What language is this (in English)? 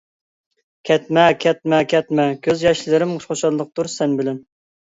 Uyghur